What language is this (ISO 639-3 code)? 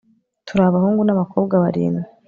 kin